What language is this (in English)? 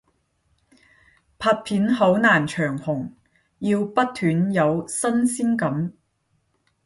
Cantonese